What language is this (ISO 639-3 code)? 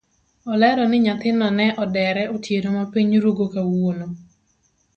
luo